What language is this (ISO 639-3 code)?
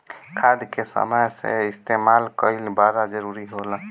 bho